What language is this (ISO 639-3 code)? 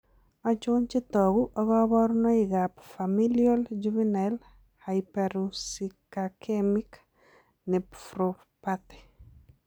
kln